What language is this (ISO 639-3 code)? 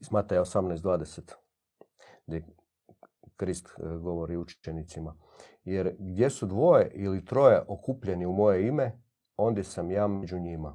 hrv